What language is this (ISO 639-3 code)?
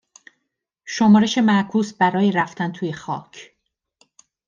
fas